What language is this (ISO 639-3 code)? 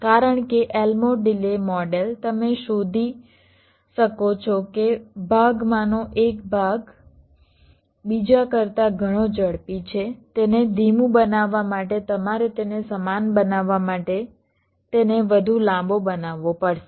guj